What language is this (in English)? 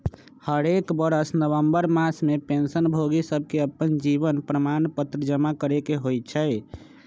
Magahi